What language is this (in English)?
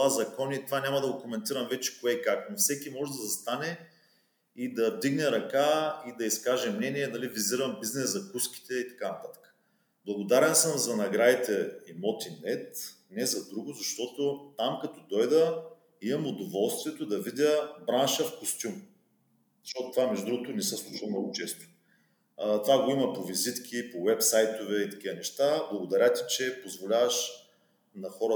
Bulgarian